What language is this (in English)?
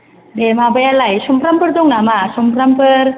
Bodo